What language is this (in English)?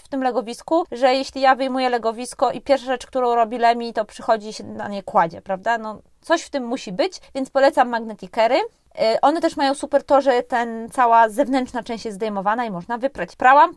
Polish